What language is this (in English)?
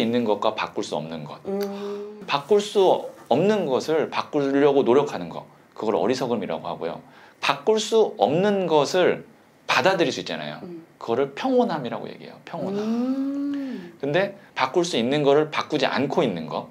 Korean